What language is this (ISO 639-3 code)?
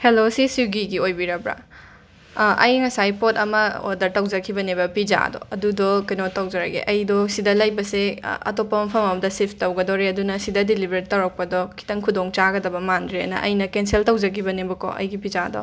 mni